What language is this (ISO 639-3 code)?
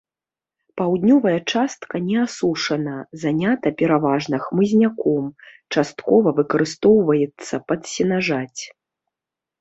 bel